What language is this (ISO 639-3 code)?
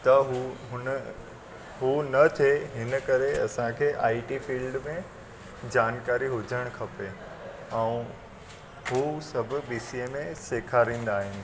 snd